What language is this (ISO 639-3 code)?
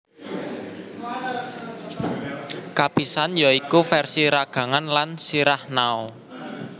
jav